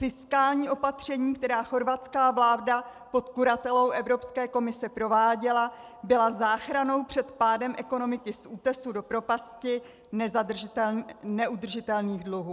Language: Czech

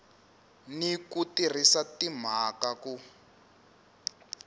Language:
Tsonga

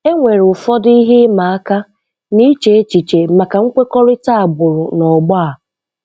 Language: Igbo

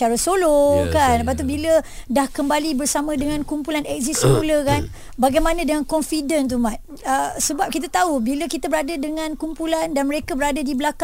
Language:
Malay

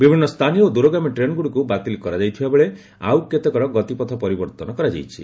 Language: Odia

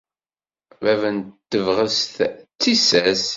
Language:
Kabyle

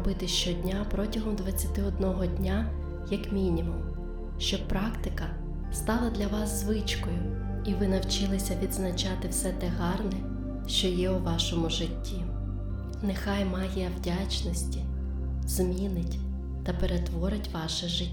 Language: Ukrainian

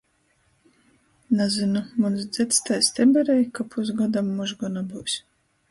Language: Latgalian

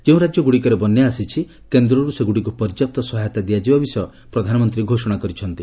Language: Odia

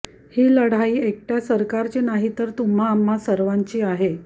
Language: Marathi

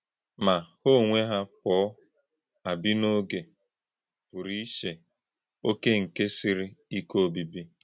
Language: Igbo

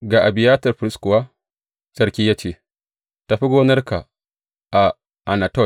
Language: Hausa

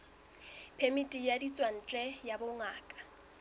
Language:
Southern Sotho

